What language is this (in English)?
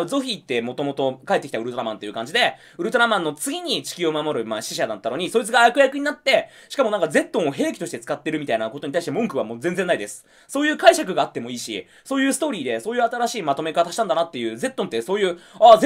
Japanese